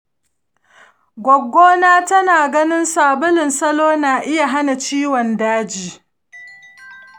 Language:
Hausa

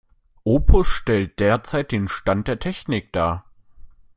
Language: German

